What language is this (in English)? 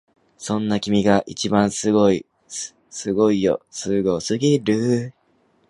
Japanese